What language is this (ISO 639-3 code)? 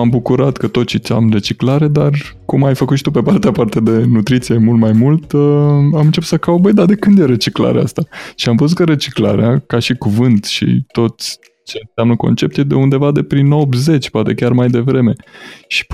ron